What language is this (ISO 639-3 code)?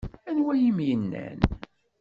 kab